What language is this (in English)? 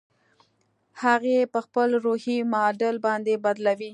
Pashto